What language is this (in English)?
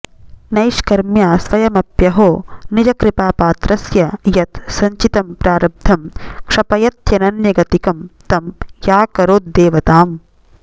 Sanskrit